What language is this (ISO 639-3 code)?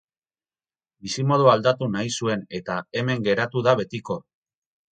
eus